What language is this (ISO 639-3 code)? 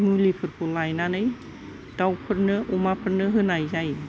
brx